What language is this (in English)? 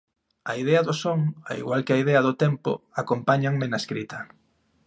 Galician